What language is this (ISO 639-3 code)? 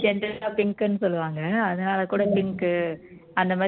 tam